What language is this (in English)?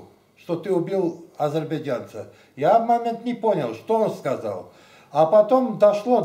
Russian